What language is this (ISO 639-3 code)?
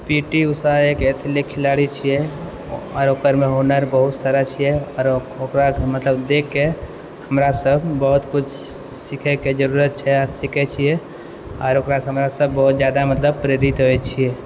mai